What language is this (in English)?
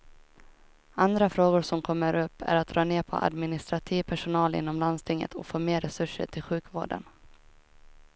Swedish